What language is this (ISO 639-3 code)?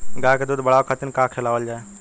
bho